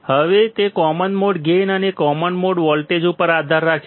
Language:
Gujarati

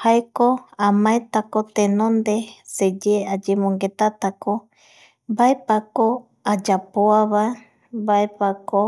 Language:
Eastern Bolivian Guaraní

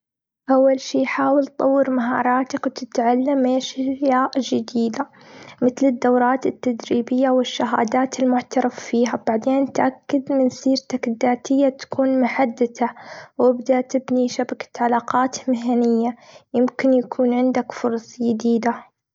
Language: Gulf Arabic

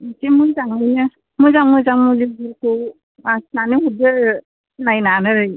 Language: Bodo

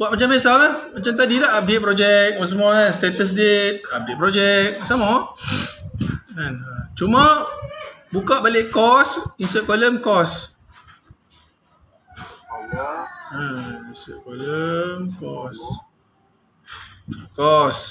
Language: Malay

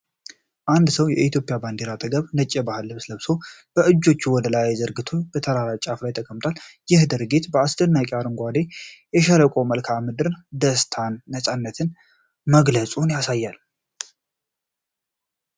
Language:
Amharic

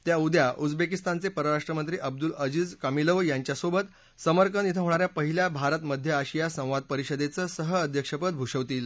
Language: Marathi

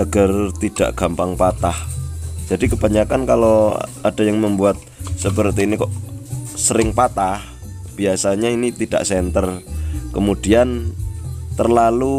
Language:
Indonesian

